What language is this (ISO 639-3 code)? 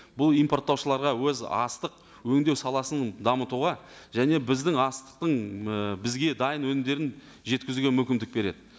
kaz